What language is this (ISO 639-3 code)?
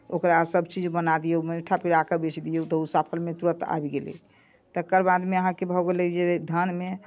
mai